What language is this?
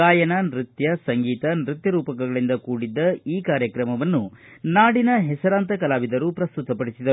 Kannada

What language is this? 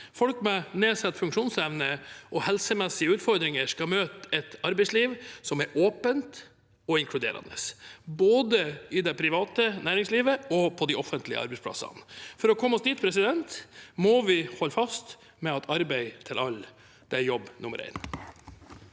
Norwegian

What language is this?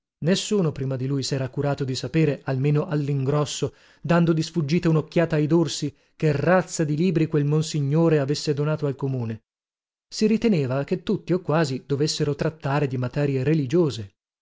Italian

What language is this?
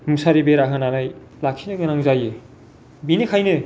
Bodo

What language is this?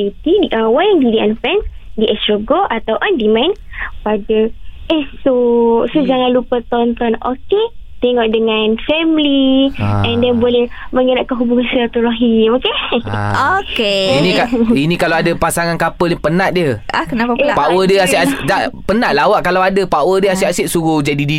Malay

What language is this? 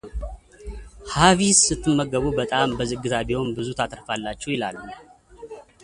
Amharic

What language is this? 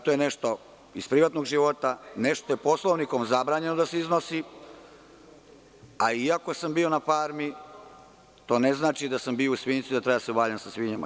Serbian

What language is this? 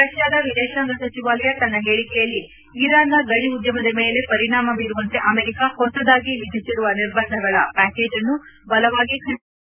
Kannada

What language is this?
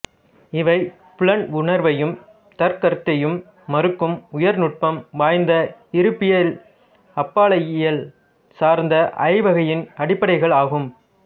Tamil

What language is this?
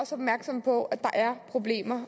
Danish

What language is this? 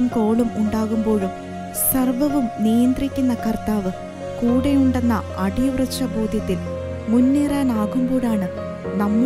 Malayalam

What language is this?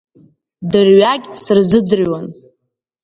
Abkhazian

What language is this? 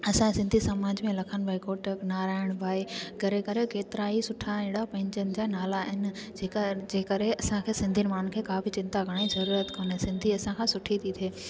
Sindhi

